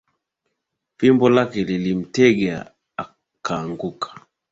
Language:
Swahili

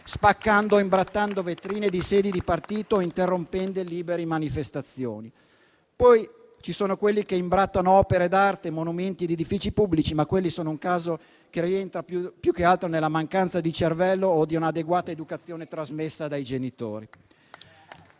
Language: Italian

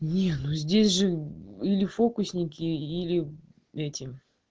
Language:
Russian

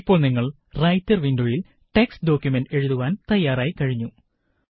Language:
Malayalam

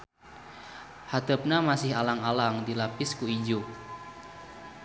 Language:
Sundanese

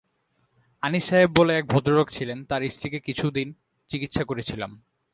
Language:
Bangla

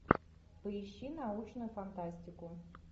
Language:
Russian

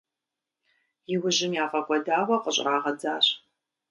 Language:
Kabardian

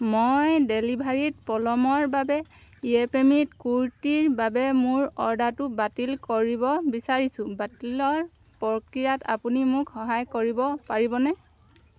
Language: Assamese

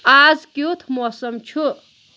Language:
Kashmiri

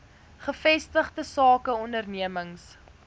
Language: Afrikaans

